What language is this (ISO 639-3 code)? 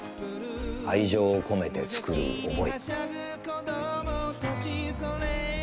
jpn